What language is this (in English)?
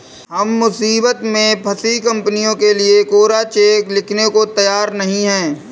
Hindi